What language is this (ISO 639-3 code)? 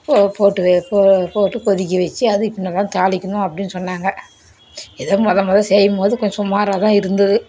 tam